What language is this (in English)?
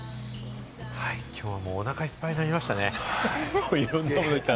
Japanese